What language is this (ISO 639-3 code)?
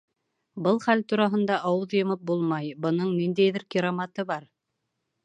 bak